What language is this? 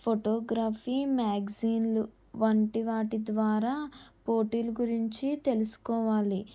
Telugu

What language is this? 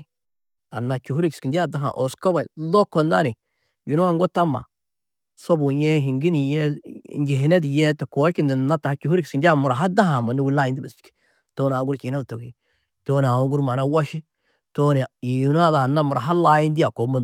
Tedaga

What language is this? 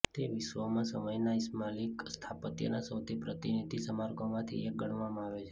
Gujarati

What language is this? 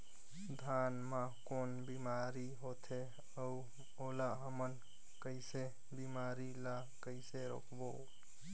Chhattisgarhi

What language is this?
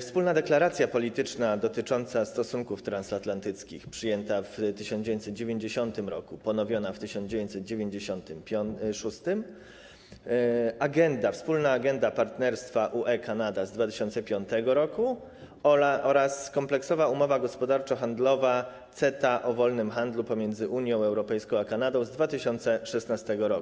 Polish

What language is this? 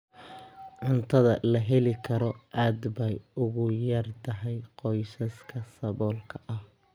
Somali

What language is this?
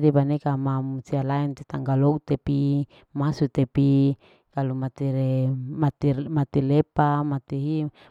Larike-Wakasihu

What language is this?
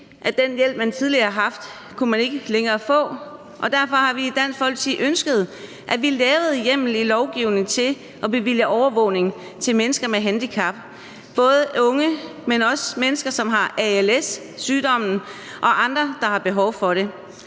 Danish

